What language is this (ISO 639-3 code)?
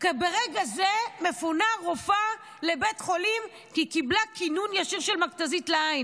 heb